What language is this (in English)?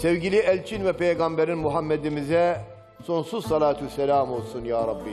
Turkish